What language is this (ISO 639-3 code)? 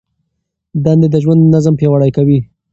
pus